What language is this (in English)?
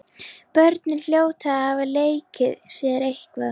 Icelandic